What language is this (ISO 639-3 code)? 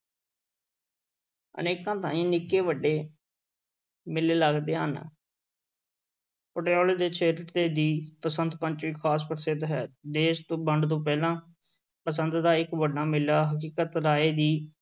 pan